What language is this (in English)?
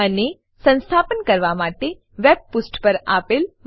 Gujarati